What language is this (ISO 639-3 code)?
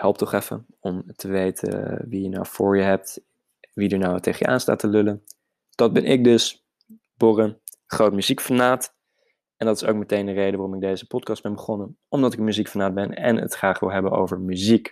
nld